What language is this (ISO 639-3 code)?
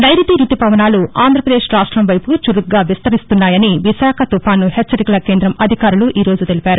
tel